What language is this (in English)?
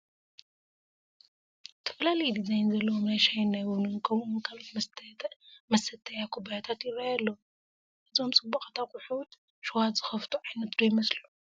Tigrinya